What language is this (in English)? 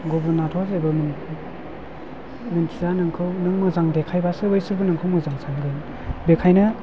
Bodo